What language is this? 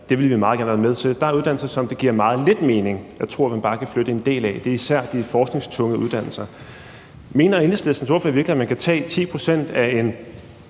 Danish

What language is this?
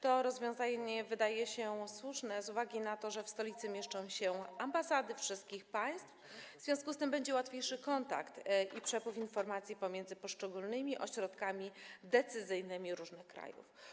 Polish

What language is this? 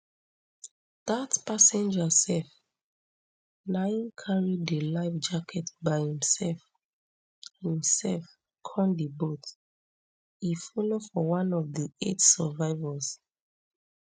Nigerian Pidgin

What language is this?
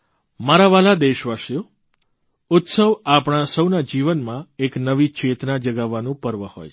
Gujarati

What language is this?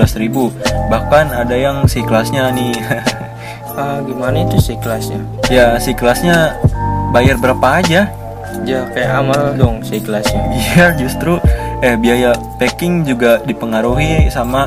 Indonesian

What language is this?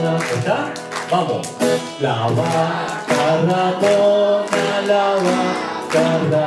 Spanish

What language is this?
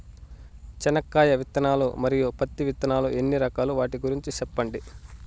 Telugu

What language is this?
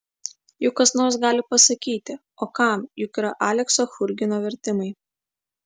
Lithuanian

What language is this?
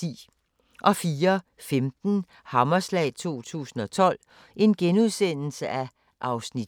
Danish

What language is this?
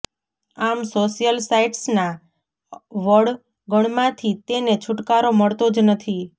Gujarati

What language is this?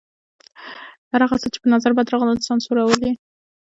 Pashto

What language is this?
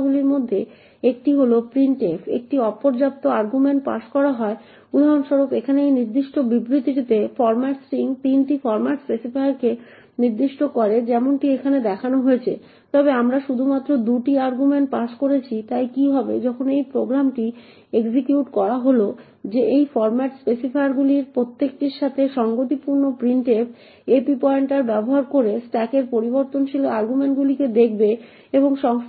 Bangla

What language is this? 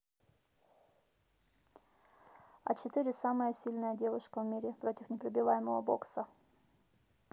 Russian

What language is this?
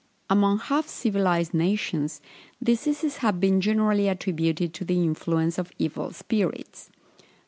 English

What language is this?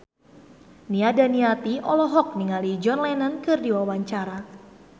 Sundanese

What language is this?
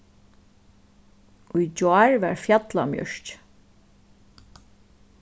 Faroese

